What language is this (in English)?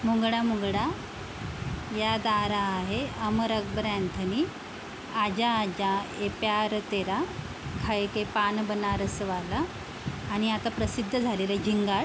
Marathi